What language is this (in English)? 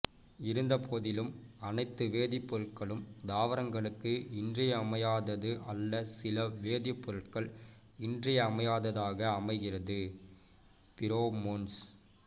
Tamil